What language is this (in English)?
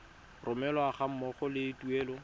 Tswana